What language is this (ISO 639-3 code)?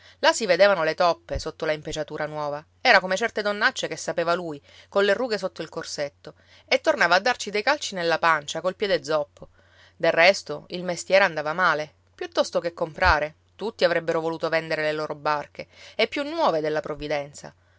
ita